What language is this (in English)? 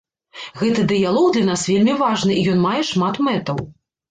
Belarusian